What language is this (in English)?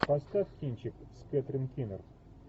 Russian